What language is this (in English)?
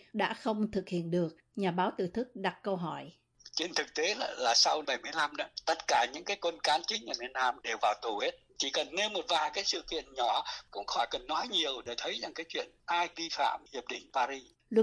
Vietnamese